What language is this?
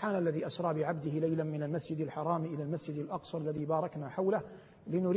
Arabic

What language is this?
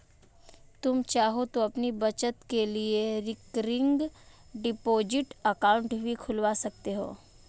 Hindi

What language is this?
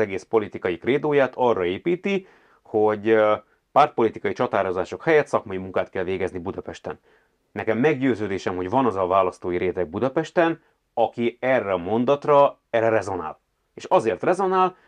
Hungarian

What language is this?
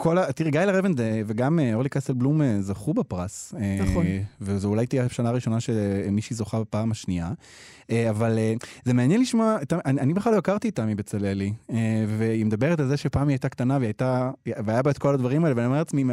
Hebrew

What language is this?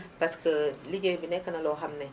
Wolof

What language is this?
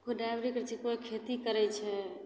Maithili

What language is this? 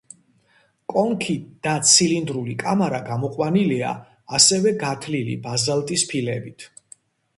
Georgian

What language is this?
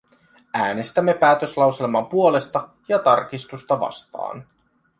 Finnish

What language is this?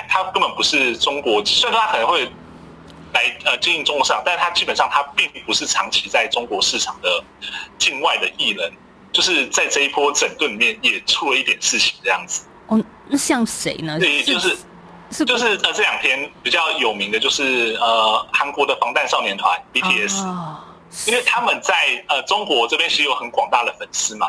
Chinese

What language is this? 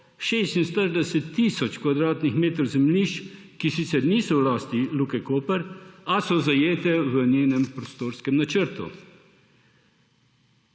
Slovenian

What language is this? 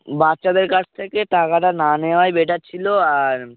Bangla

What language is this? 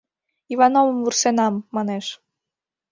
Mari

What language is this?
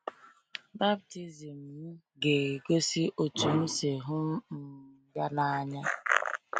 Igbo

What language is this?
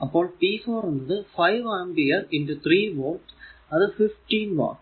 Malayalam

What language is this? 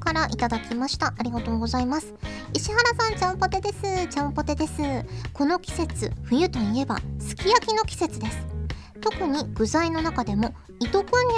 Japanese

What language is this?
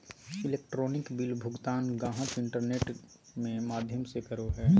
Magahi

